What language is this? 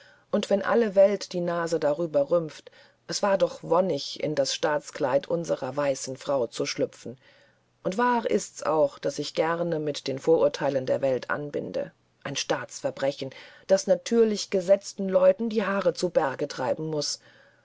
German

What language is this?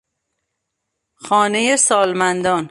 Persian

